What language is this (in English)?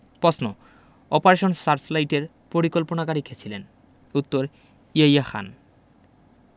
Bangla